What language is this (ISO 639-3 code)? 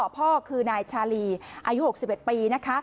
tha